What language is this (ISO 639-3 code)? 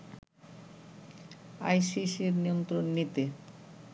ben